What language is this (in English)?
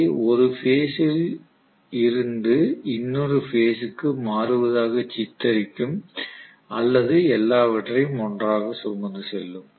Tamil